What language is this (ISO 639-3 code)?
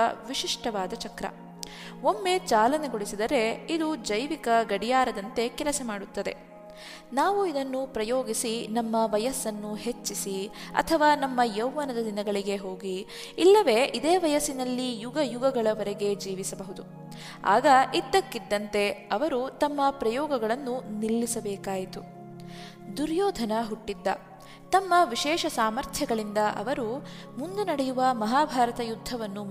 kan